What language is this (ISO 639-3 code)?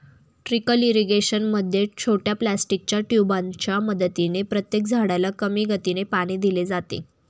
mar